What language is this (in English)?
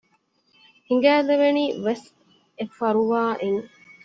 Divehi